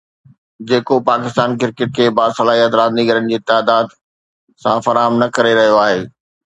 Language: Sindhi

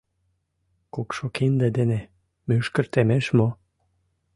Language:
Mari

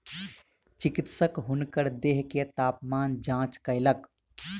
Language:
Maithili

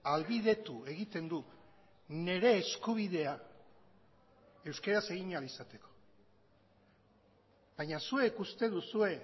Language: Basque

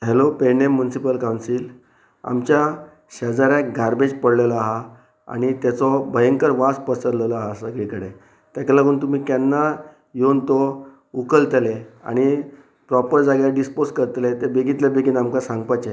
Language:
Konkani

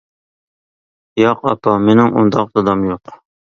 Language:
Uyghur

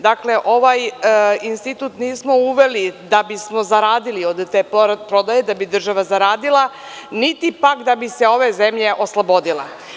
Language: Serbian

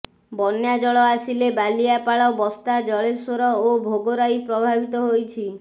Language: Odia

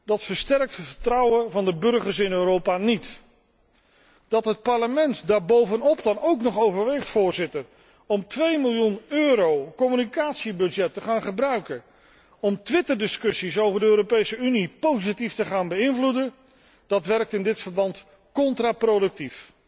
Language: Dutch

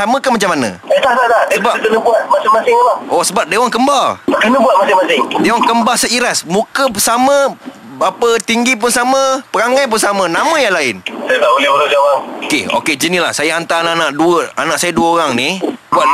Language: Malay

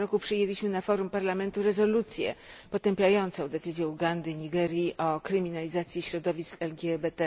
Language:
Polish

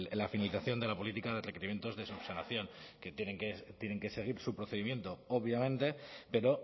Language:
Spanish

